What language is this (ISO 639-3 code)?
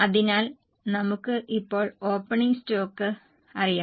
mal